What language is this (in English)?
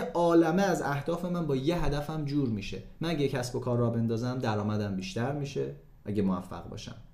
Persian